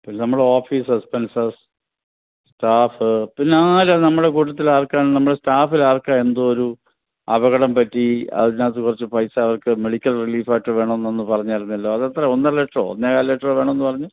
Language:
Malayalam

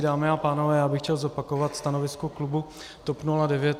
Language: Czech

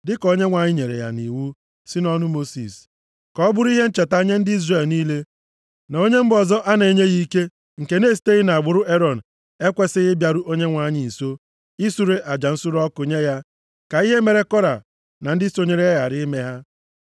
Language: Igbo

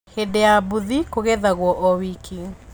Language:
Kikuyu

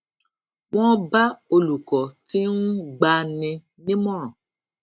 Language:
Yoruba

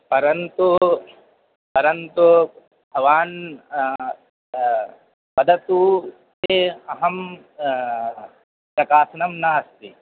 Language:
Sanskrit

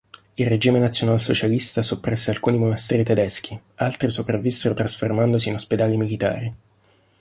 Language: Italian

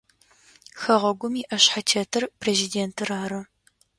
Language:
Adyghe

